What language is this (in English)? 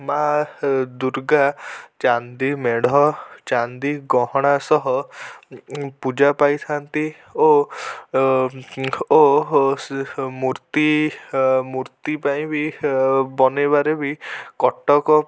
Odia